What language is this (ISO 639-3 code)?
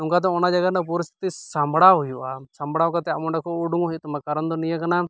sat